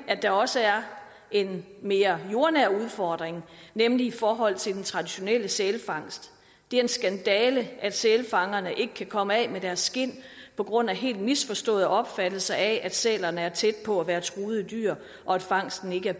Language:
Danish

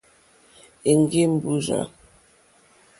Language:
Mokpwe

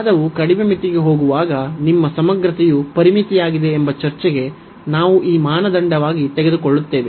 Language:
Kannada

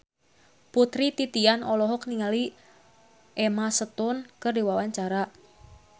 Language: Sundanese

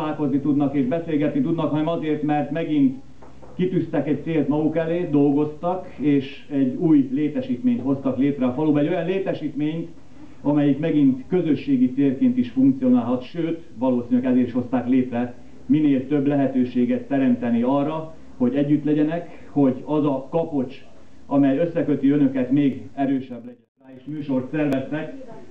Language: Hungarian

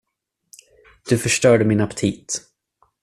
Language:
Swedish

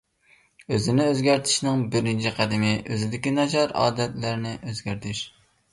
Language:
Uyghur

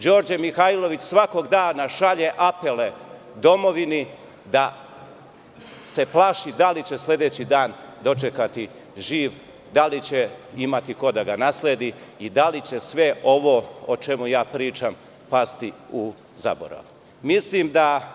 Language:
Serbian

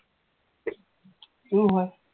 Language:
Assamese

